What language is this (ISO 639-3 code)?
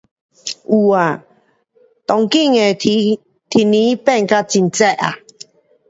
cpx